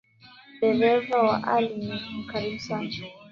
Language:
Swahili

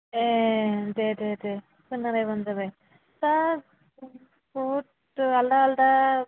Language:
Bodo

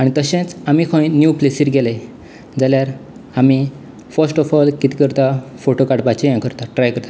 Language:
Konkani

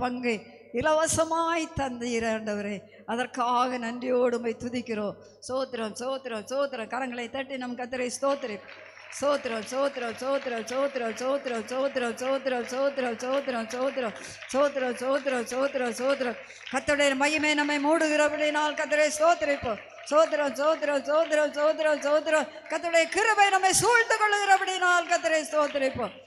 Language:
Italian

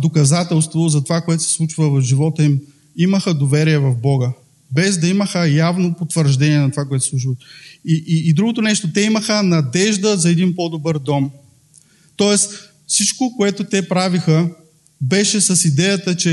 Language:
Bulgarian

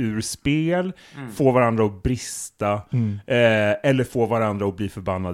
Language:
Swedish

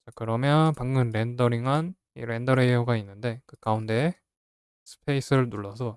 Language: Korean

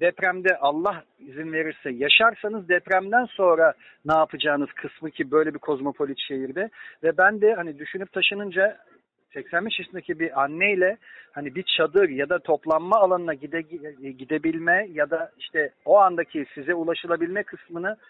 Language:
Turkish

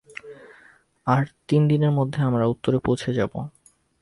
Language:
Bangla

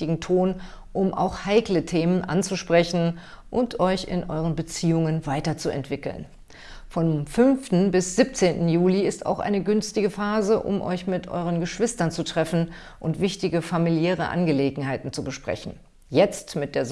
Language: German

